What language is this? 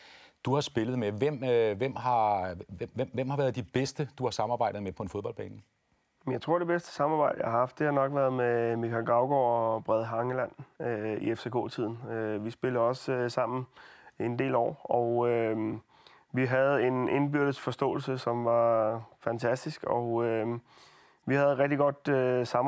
Danish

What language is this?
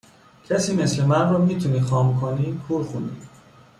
Persian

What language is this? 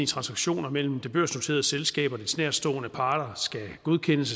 Danish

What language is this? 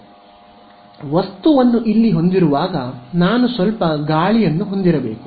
Kannada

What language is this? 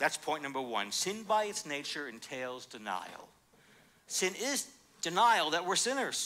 English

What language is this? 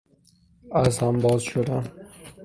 Persian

